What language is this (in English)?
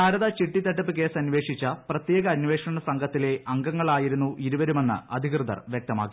Malayalam